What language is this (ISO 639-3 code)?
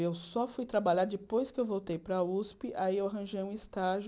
por